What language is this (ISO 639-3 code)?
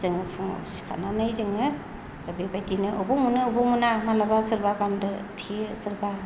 brx